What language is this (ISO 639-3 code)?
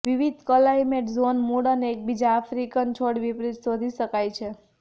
guj